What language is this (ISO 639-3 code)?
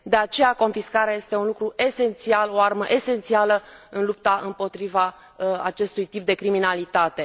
ron